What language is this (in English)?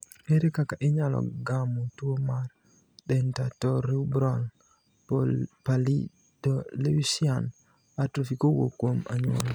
Luo (Kenya and Tanzania)